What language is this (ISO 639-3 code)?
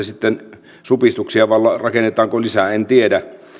fin